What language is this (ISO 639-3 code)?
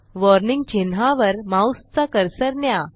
mar